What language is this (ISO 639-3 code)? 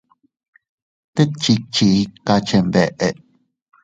cut